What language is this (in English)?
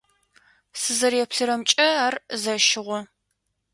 Adyghe